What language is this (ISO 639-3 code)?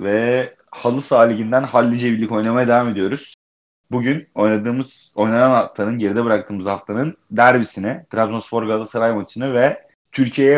tur